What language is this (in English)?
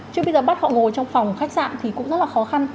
Vietnamese